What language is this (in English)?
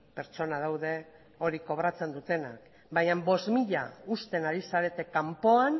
Basque